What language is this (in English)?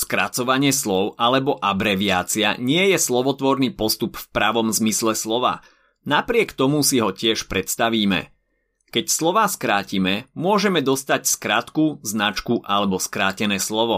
Slovak